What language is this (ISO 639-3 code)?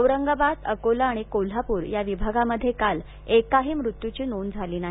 mar